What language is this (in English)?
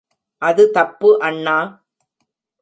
Tamil